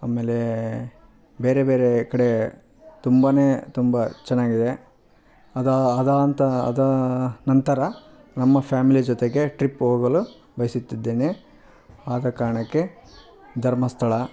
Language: Kannada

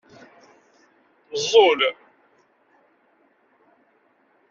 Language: Kabyle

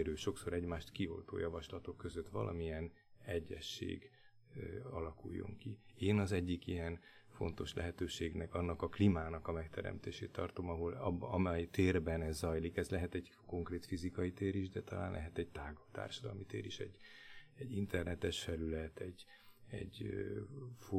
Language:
Hungarian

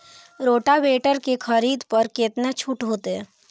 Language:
Maithili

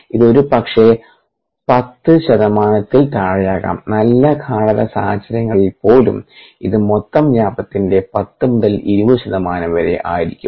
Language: Malayalam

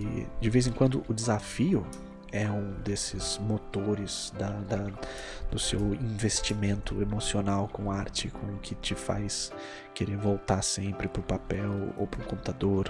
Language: Portuguese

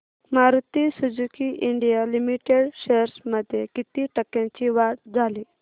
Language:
Marathi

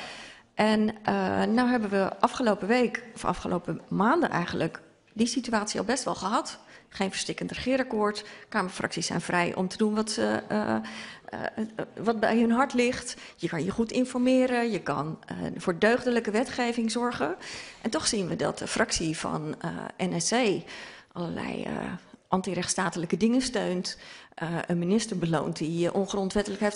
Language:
Dutch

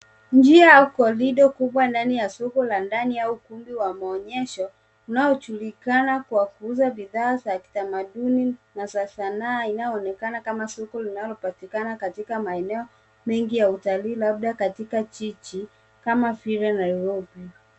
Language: Swahili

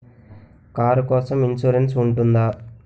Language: Telugu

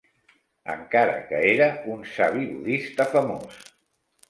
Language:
Catalan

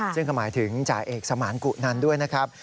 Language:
Thai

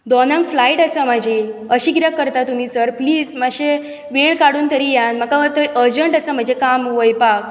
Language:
Konkani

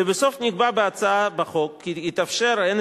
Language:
Hebrew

